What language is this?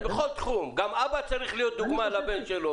Hebrew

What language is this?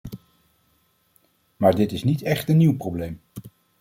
Dutch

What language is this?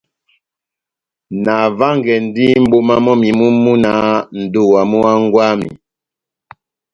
Batanga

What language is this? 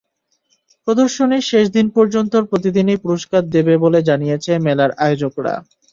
Bangla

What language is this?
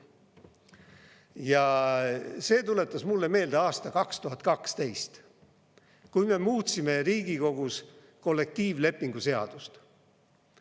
Estonian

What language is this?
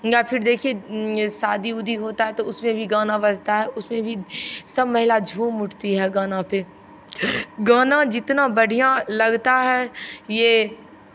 Hindi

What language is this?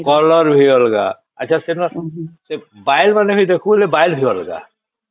Odia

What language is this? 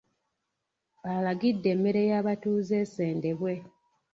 Ganda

